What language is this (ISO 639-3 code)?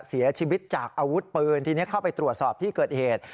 tha